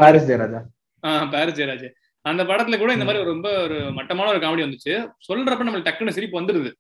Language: Tamil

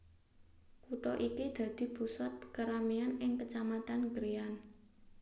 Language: Javanese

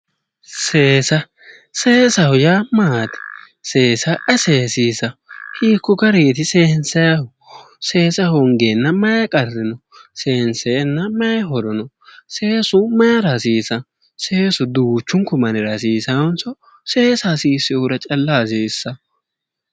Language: Sidamo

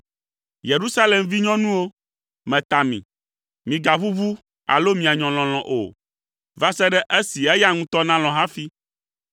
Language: Ewe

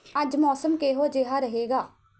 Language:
Punjabi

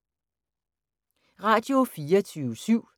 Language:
Danish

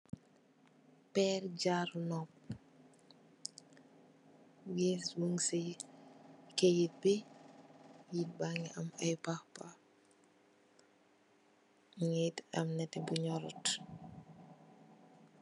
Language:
Wolof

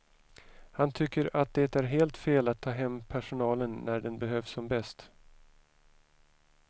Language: Swedish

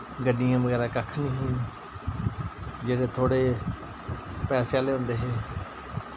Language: Dogri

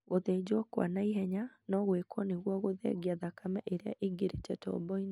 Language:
Kikuyu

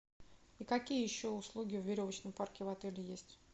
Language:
Russian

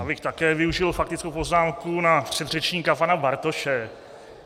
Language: Czech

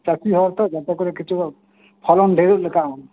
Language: Santali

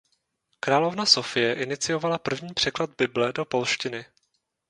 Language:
Czech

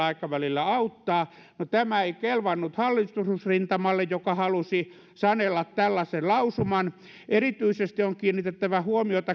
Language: Finnish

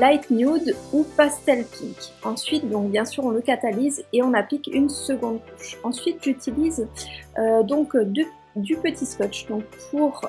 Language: French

